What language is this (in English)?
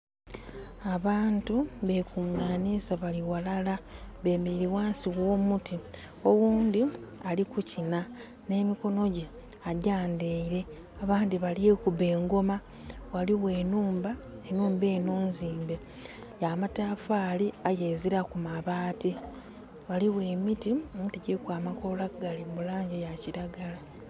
Soga